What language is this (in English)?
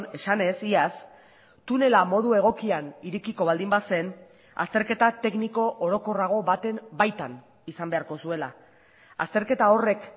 Basque